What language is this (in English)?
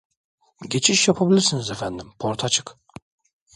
Turkish